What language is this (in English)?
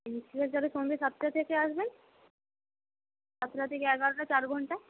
Bangla